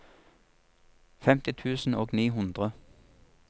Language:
Norwegian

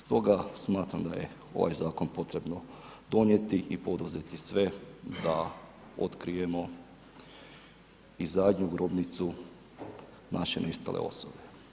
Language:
Croatian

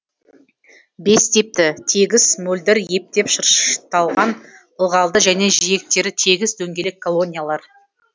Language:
Kazakh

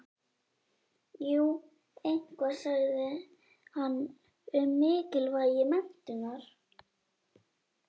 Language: Icelandic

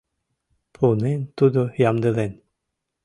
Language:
Mari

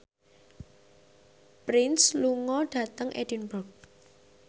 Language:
Javanese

